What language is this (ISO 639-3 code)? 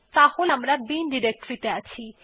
ben